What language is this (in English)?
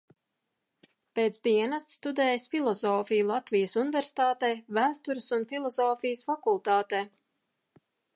Latvian